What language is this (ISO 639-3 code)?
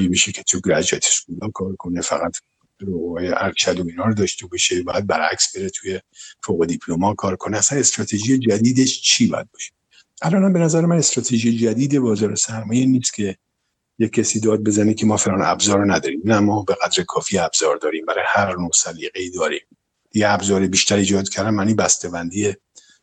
fas